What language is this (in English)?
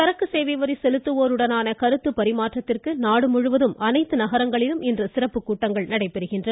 Tamil